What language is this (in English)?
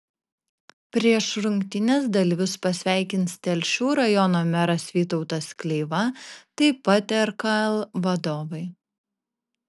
Lithuanian